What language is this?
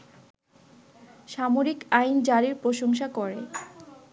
Bangla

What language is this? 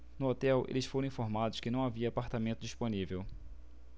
Portuguese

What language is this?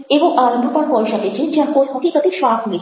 Gujarati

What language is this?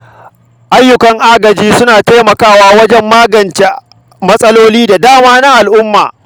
Hausa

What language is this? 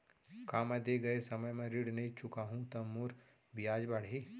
Chhattisgarhi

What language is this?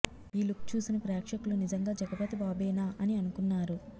Telugu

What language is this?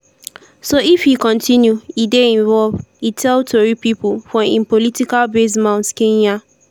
Nigerian Pidgin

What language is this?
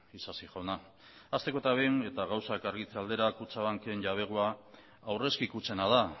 Basque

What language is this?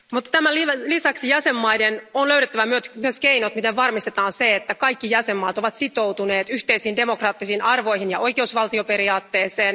Finnish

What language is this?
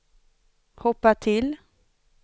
Swedish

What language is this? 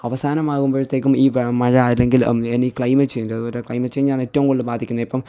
Malayalam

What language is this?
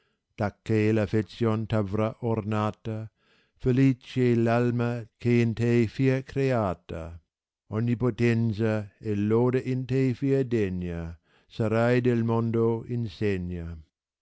Italian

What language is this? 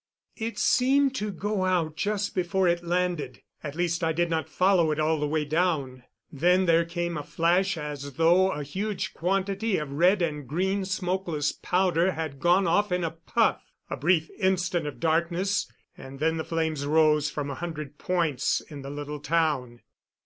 English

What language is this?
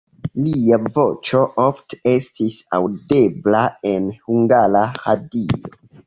Esperanto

